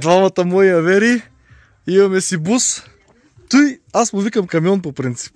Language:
Bulgarian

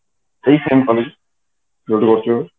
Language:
Odia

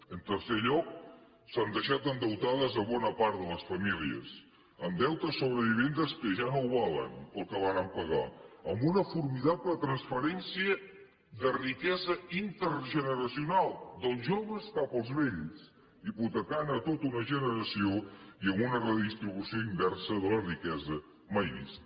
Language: Catalan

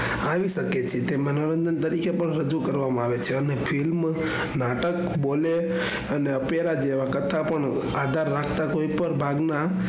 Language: Gujarati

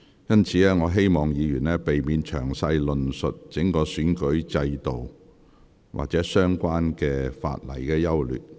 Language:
Cantonese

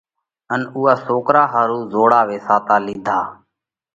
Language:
Parkari Koli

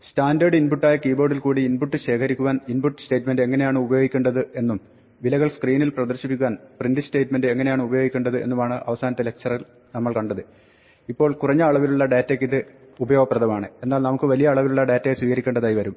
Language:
Malayalam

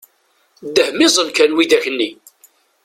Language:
Kabyle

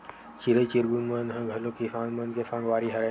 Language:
Chhattisgarhi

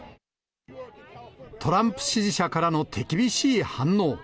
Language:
Japanese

